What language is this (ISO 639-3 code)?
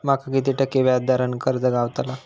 mar